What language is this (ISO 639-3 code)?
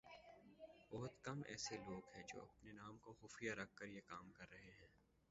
urd